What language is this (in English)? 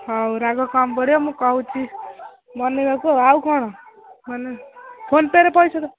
Odia